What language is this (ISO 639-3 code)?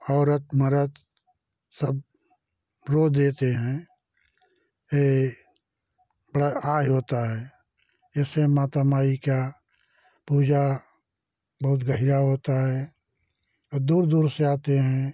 hin